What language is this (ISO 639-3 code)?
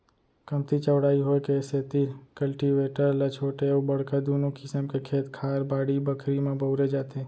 hne